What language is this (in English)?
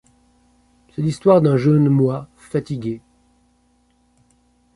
French